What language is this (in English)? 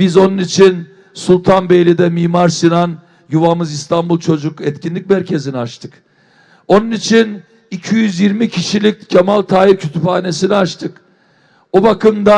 Turkish